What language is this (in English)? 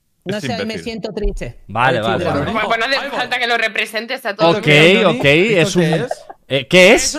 Spanish